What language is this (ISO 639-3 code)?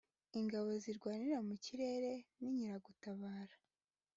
kin